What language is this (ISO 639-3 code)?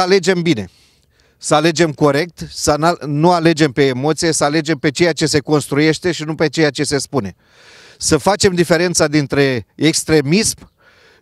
ron